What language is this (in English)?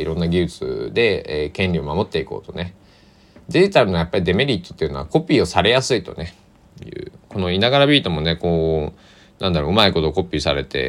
Japanese